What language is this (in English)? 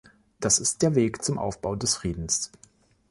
German